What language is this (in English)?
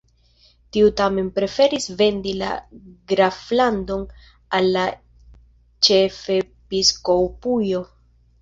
Esperanto